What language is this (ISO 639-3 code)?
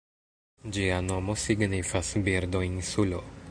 epo